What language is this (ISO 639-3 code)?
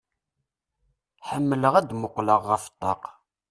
kab